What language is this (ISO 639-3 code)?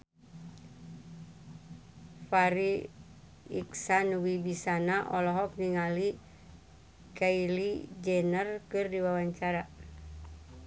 sun